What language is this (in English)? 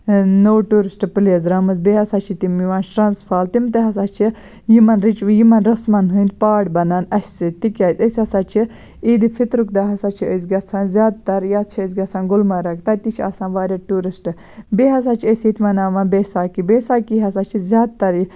Kashmiri